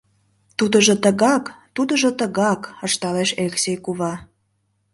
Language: Mari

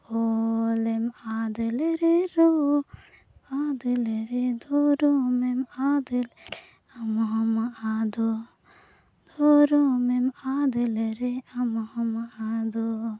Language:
Santali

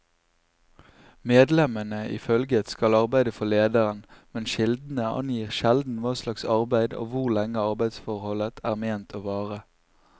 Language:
Norwegian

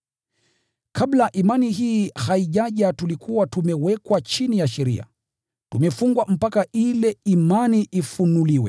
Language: Swahili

